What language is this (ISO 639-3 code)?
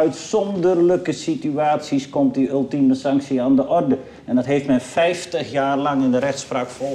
nld